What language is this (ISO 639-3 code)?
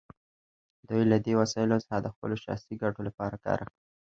pus